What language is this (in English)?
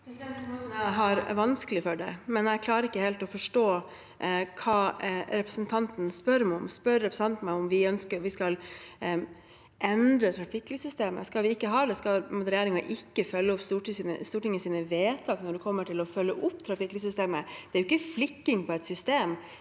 Norwegian